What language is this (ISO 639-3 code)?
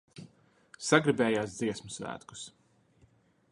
lav